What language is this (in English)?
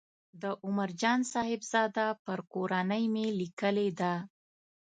Pashto